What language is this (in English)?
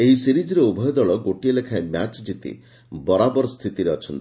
Odia